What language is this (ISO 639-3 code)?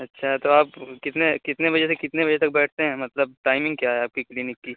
urd